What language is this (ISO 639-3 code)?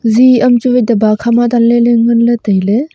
nnp